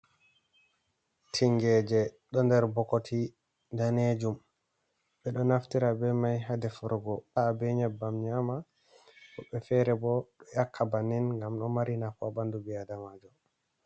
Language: Fula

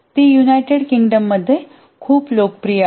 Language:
Marathi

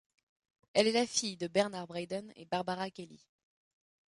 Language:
French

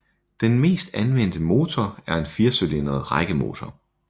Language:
Danish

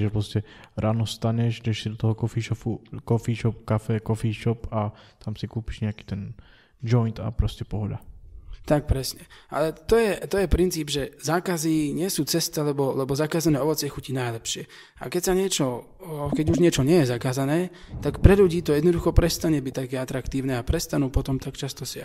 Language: Slovak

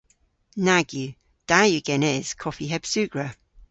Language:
Cornish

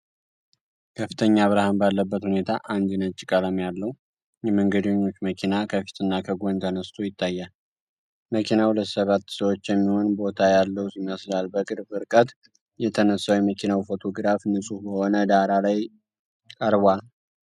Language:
Amharic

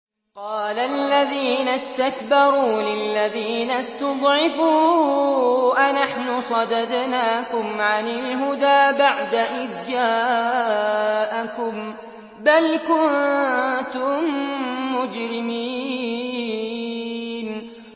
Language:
Arabic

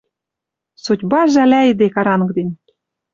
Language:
Western Mari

